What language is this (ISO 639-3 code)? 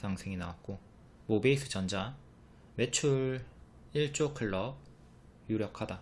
kor